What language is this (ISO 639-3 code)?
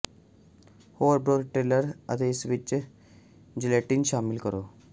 pan